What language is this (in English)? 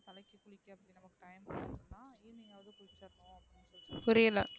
Tamil